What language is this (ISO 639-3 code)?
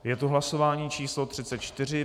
ces